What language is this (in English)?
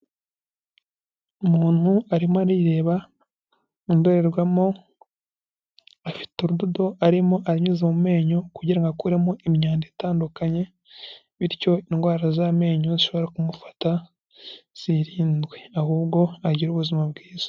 Kinyarwanda